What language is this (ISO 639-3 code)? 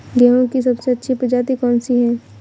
hin